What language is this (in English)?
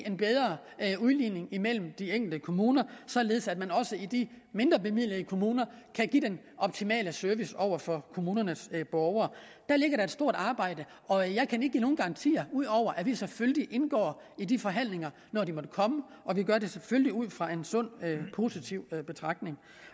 Danish